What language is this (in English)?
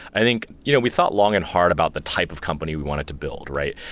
English